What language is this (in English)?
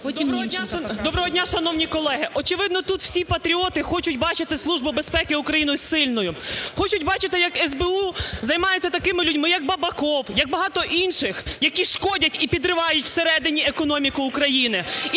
Ukrainian